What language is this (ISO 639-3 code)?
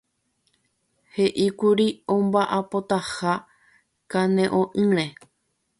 grn